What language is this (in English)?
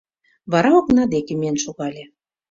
Mari